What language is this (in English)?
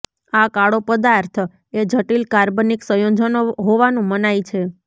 Gujarati